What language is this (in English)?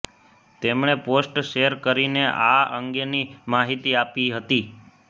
Gujarati